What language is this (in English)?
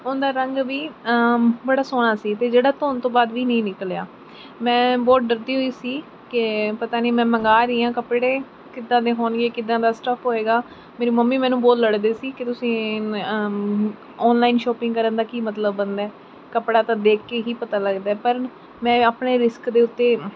Punjabi